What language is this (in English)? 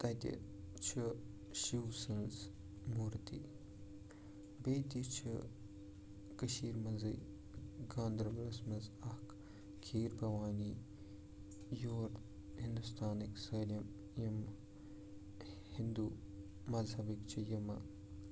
Kashmiri